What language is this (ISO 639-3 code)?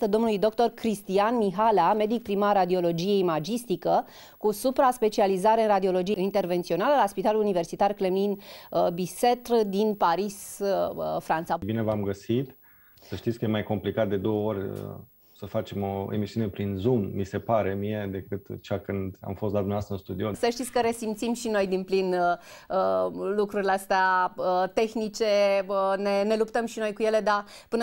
ron